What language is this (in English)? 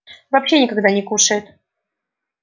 Russian